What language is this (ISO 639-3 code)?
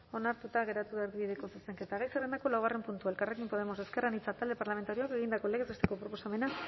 eus